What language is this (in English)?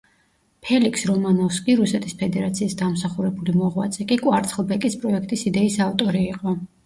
Georgian